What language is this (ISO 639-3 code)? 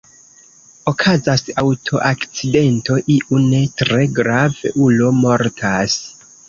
epo